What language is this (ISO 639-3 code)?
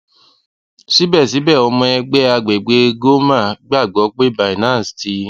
yor